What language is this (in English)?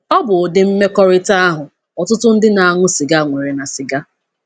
Igbo